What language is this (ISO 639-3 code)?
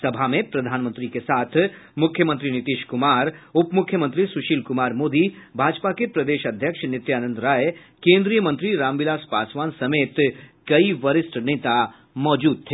hin